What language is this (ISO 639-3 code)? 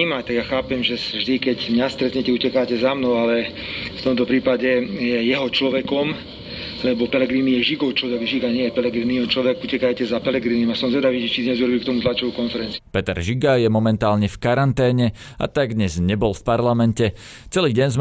slk